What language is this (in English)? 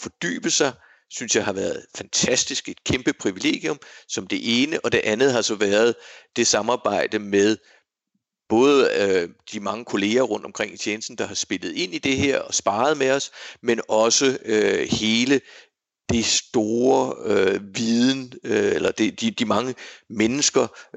Danish